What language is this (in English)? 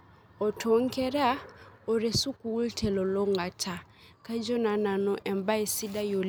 Masai